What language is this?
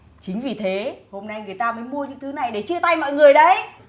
Vietnamese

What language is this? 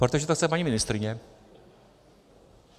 Czech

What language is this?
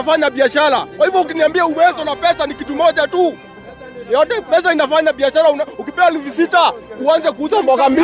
Swahili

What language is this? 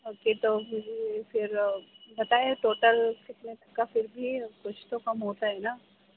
Urdu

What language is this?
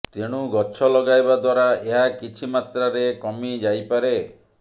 Odia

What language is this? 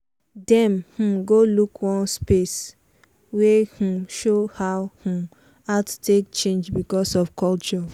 Nigerian Pidgin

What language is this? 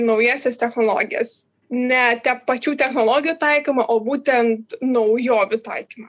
Lithuanian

